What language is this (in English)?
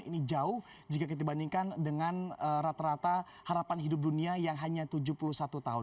Indonesian